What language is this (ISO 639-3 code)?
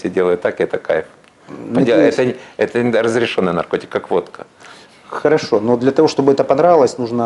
rus